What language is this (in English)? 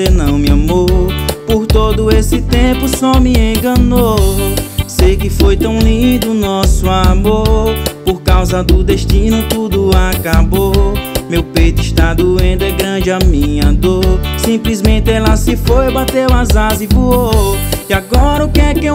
Portuguese